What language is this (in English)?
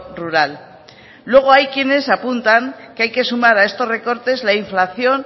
Spanish